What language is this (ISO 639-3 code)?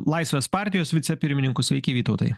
lit